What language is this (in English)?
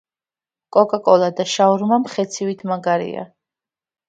Georgian